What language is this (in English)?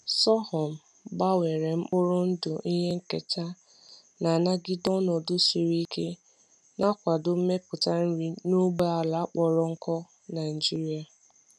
Igbo